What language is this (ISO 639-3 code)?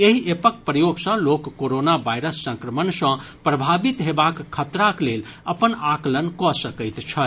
mai